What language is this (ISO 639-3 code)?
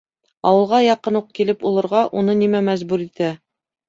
bak